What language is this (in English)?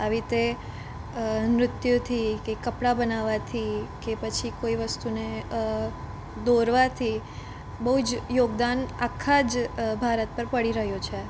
Gujarati